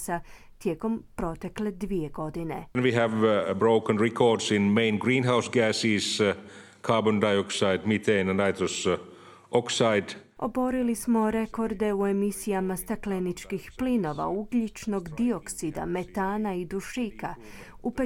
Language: Croatian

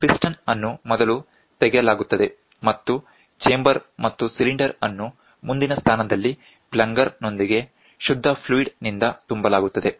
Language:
Kannada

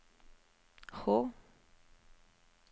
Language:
Norwegian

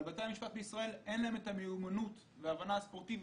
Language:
Hebrew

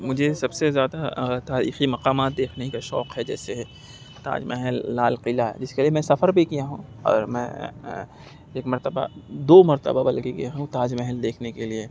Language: Urdu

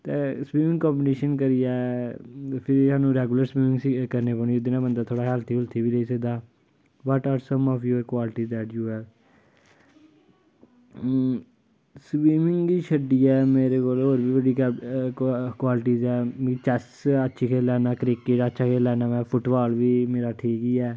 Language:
Dogri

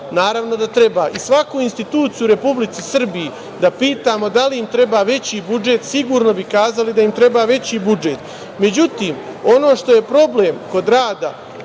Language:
Serbian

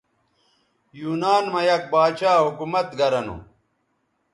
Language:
Bateri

